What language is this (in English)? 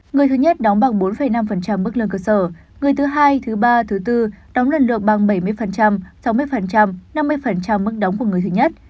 Vietnamese